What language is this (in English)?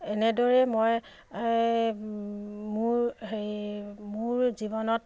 Assamese